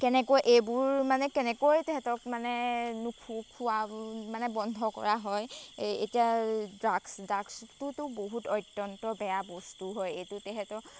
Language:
Assamese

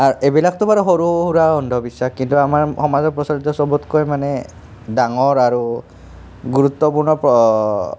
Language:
Assamese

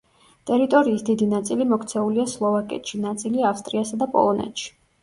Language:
Georgian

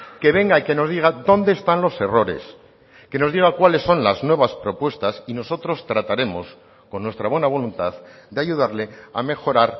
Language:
Spanish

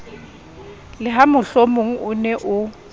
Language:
Southern Sotho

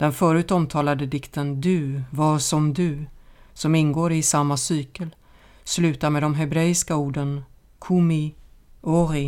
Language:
Swedish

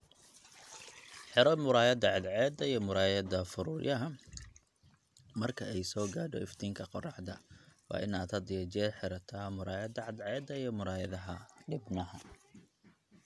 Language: Somali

